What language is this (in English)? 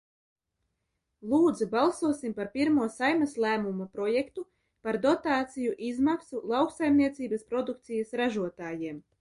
Latvian